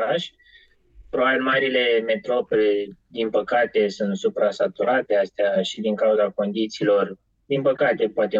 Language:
Romanian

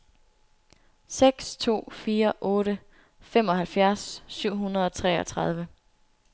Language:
Danish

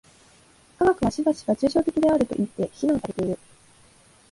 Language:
Japanese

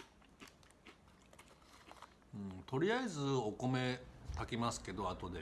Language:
Japanese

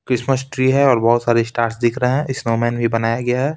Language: Hindi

